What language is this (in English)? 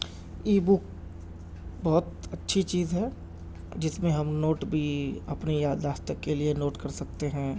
Urdu